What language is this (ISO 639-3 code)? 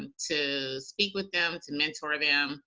eng